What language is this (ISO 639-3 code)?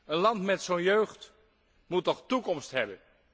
nld